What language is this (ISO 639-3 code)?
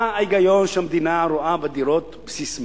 heb